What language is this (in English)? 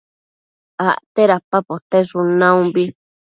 Matsés